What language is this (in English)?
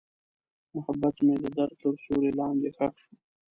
Pashto